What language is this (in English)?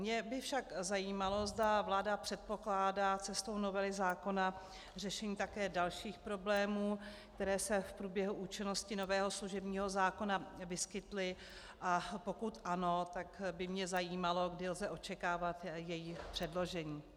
Czech